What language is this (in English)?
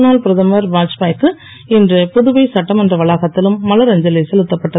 Tamil